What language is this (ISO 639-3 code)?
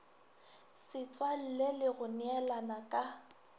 nso